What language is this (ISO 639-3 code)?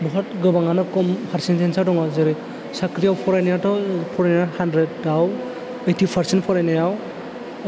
brx